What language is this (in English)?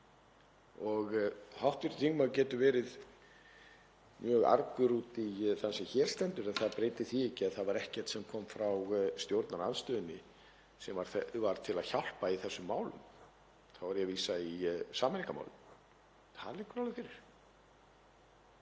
Icelandic